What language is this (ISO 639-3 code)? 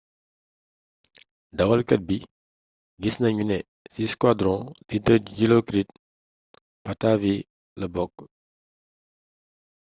wol